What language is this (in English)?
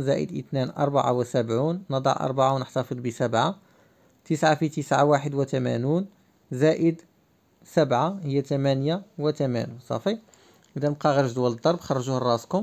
Arabic